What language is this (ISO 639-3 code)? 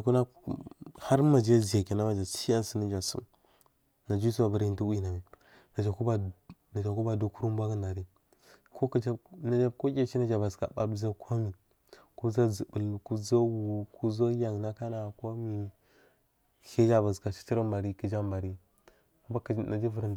mfm